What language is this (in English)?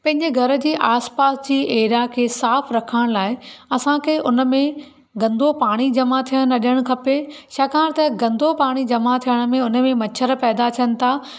Sindhi